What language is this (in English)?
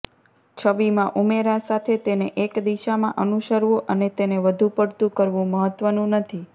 Gujarati